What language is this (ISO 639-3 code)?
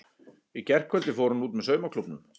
isl